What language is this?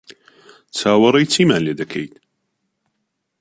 Central Kurdish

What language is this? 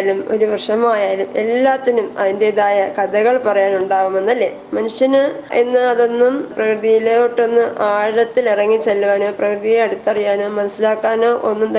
Malayalam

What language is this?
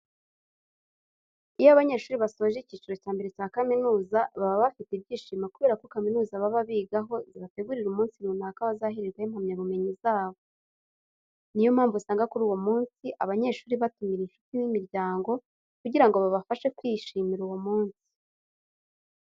Kinyarwanda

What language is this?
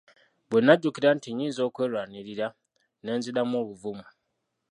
Ganda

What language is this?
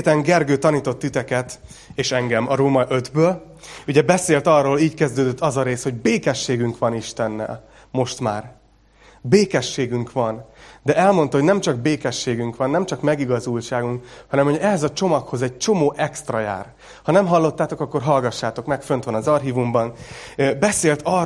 Hungarian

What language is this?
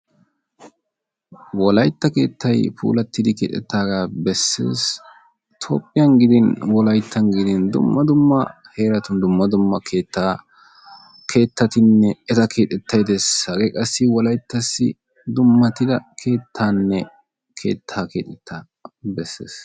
Wolaytta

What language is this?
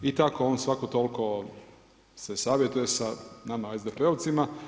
Croatian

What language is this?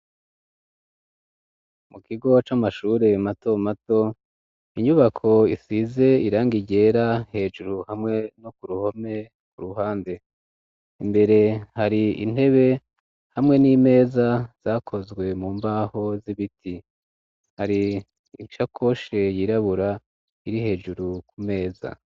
Rundi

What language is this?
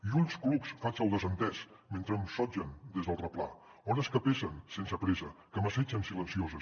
Catalan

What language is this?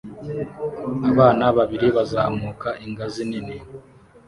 Kinyarwanda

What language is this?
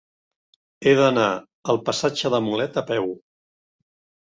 Catalan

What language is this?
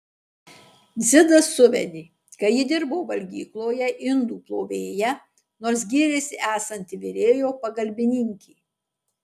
Lithuanian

